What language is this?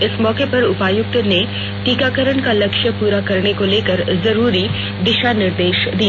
Hindi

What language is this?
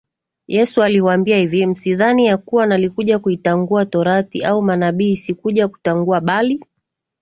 Swahili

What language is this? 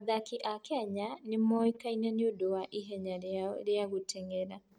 Kikuyu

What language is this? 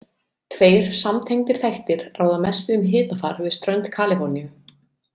Icelandic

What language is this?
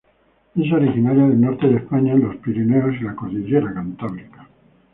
Spanish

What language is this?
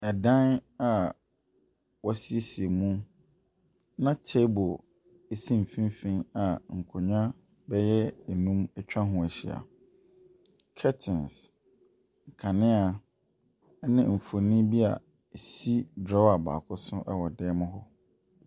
Akan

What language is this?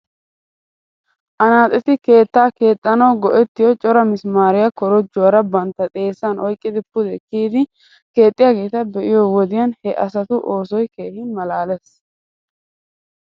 Wolaytta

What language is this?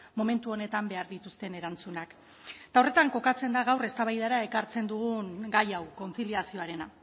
Basque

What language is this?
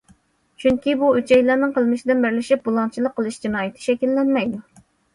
Uyghur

